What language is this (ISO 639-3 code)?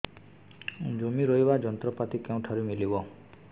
ori